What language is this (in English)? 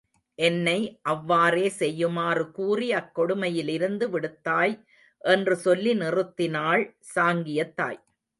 Tamil